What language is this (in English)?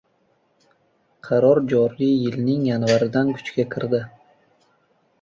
Uzbek